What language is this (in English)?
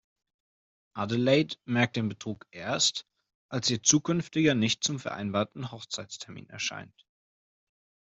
German